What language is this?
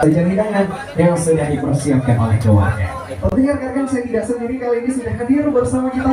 Indonesian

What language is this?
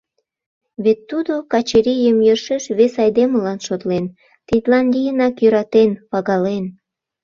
Mari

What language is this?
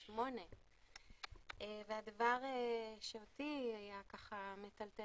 Hebrew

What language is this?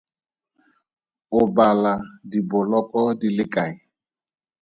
Tswana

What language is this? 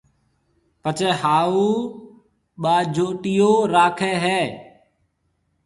Marwari (Pakistan)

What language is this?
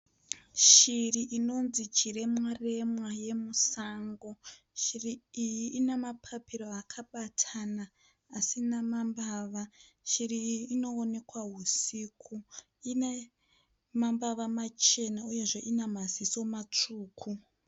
Shona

